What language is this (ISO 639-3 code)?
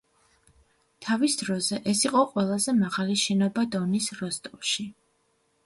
kat